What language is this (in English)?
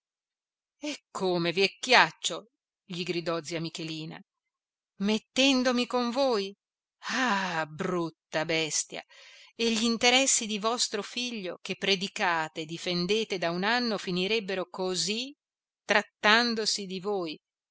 Italian